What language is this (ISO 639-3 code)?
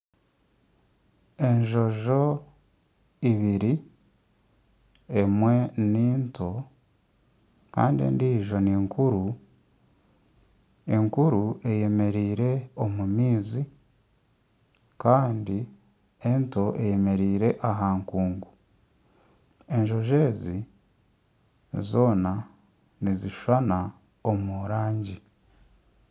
nyn